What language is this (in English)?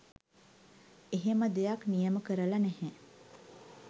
Sinhala